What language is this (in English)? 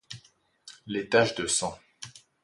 French